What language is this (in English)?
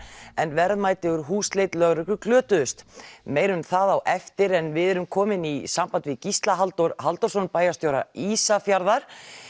Icelandic